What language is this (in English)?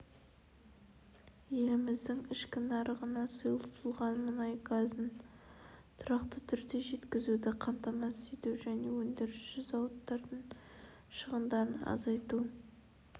Kazakh